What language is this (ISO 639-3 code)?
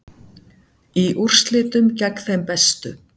isl